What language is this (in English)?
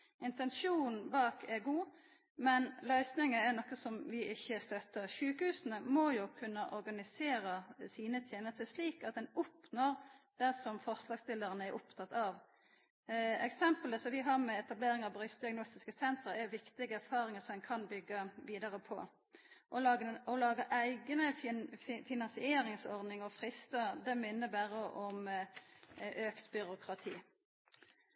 Norwegian Nynorsk